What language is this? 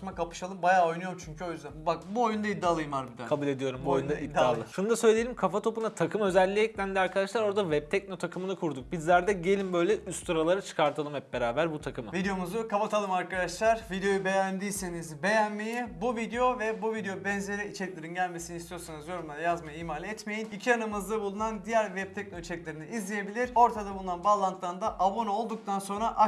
Turkish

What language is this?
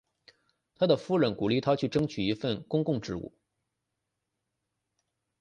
Chinese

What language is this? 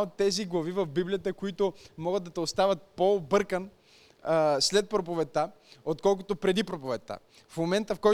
Bulgarian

